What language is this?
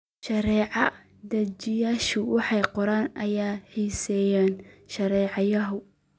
Somali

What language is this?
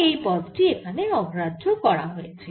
Bangla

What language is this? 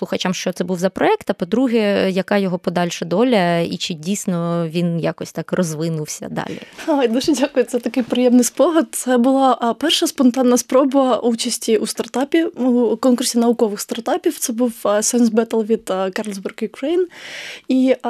Ukrainian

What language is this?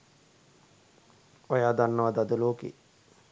Sinhala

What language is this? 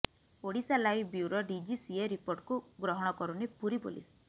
Odia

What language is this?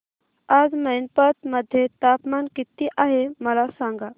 Marathi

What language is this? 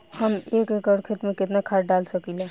Bhojpuri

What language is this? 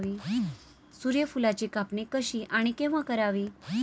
Marathi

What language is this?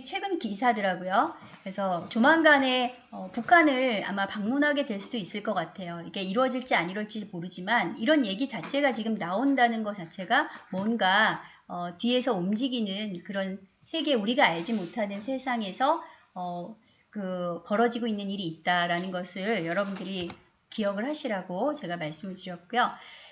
Korean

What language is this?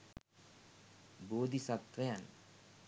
Sinhala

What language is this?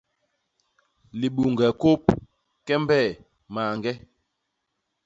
Basaa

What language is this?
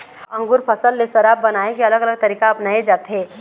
Chhattisgarhi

